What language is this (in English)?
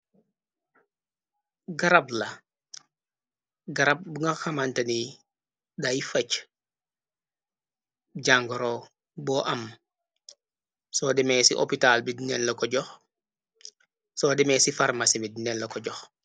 Wolof